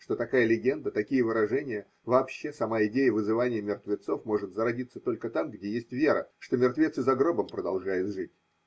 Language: Russian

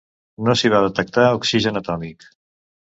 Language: Catalan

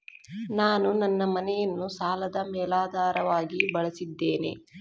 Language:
Kannada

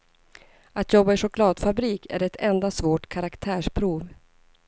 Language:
Swedish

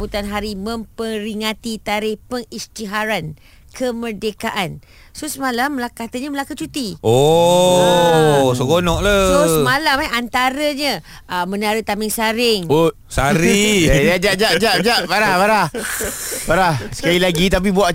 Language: Malay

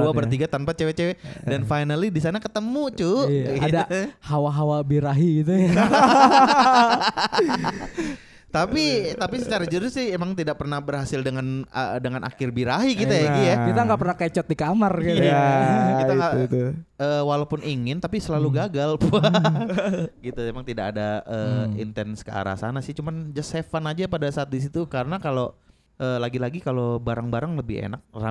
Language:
Indonesian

